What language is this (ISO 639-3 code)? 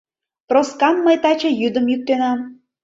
chm